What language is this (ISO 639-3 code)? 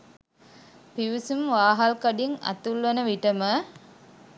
sin